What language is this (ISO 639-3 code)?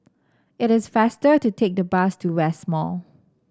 eng